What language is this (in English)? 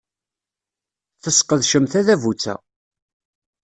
Kabyle